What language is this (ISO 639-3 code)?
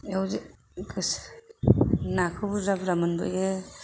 brx